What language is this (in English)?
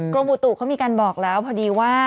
Thai